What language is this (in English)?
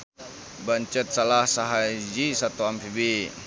Sundanese